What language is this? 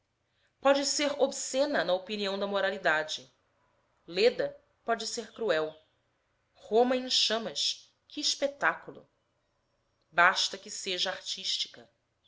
Portuguese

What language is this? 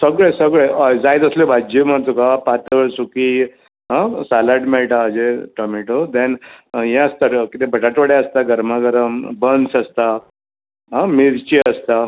Konkani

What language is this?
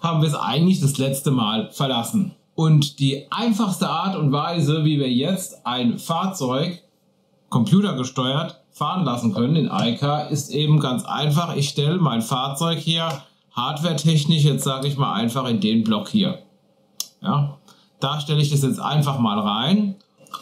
German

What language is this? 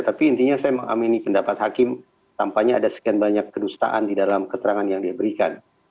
Indonesian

